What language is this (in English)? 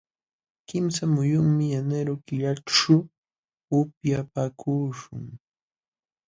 Jauja Wanca Quechua